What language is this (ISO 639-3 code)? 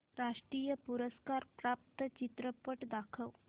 mar